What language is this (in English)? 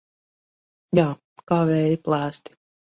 Latvian